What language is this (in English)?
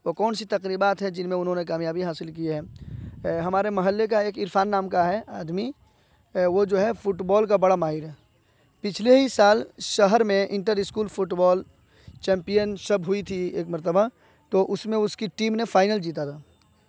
Urdu